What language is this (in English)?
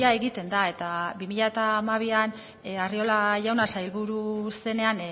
Basque